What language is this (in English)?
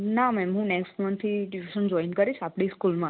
Gujarati